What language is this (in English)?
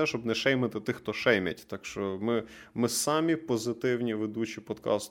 Ukrainian